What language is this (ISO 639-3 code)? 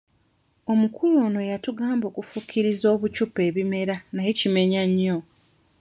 lug